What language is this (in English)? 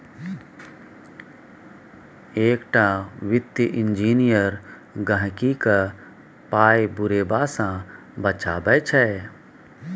Maithili